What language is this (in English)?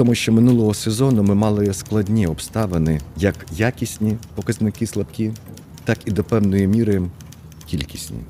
Ukrainian